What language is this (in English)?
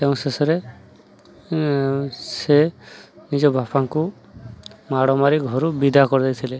Odia